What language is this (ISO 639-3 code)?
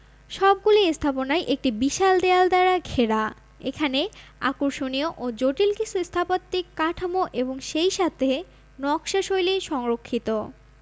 ben